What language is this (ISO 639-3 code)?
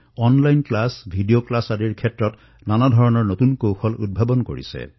asm